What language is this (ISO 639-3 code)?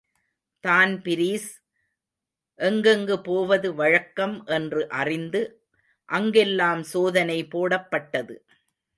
tam